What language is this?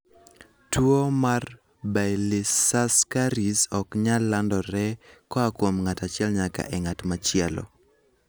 Luo (Kenya and Tanzania)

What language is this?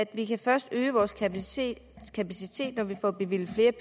Danish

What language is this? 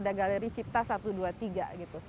Indonesian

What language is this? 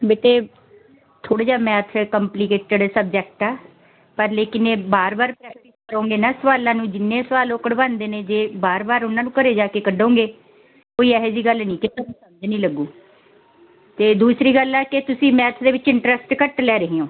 Punjabi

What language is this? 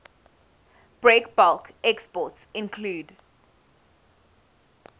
English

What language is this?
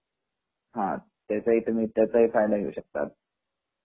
Marathi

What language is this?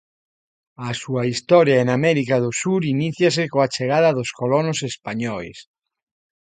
Galician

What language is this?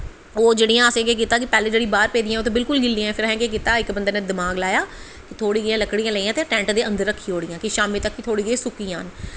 Dogri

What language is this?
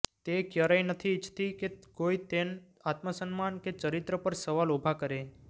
Gujarati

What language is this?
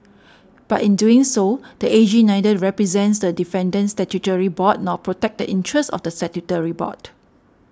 English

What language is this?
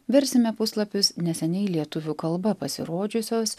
Lithuanian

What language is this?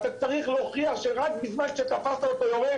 Hebrew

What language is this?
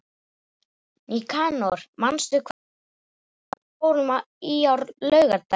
Icelandic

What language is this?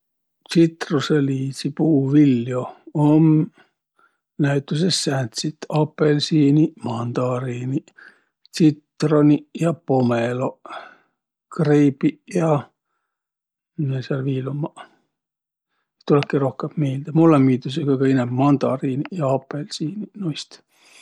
Võro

